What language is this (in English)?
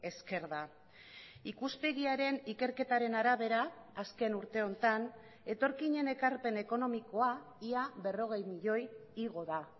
Basque